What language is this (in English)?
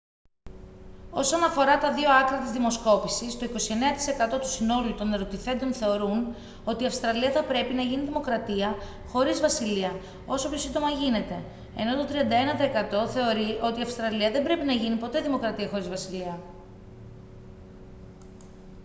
Greek